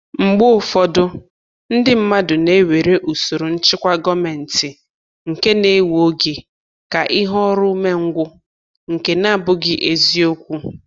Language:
Igbo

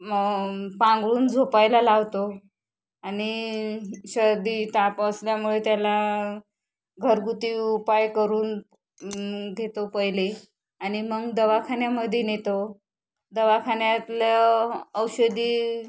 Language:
Marathi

